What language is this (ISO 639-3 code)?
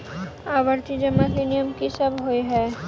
mai